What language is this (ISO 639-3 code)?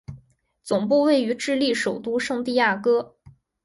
zho